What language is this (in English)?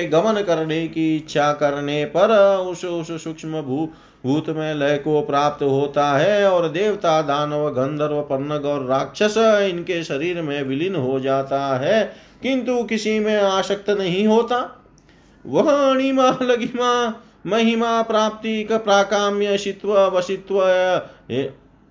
Hindi